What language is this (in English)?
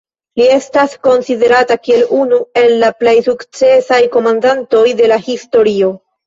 Esperanto